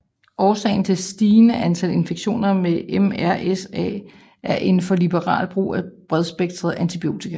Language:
Danish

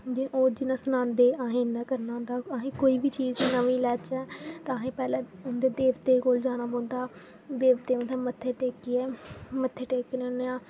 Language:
Dogri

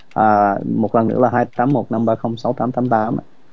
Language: Vietnamese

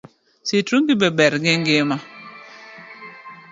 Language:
Luo (Kenya and Tanzania)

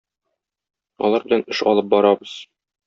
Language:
Tatar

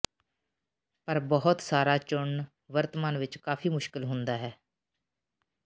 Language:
Punjabi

